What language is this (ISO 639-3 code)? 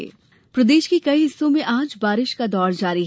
hin